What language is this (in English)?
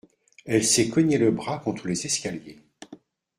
French